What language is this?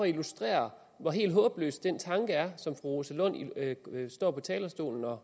Danish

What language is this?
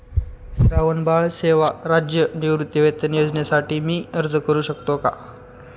Marathi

